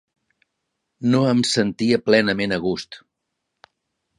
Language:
Catalan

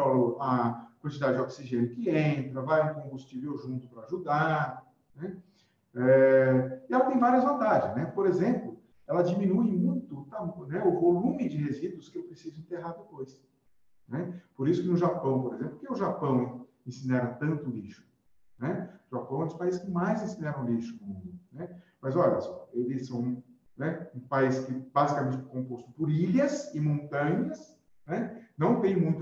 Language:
Portuguese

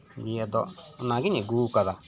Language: Santali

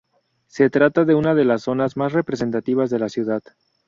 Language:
Spanish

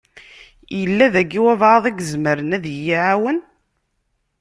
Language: Kabyle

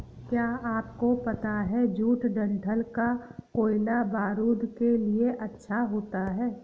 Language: Hindi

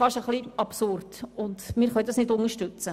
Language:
Swiss German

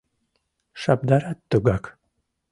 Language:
Mari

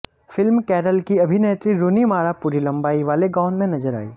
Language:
Hindi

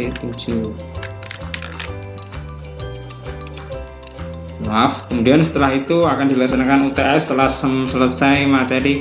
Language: Indonesian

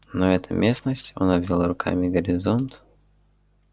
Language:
Russian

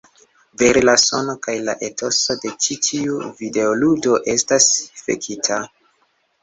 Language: Esperanto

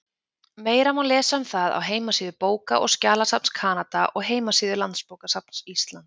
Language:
Icelandic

